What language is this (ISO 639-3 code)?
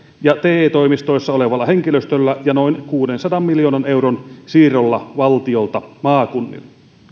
fin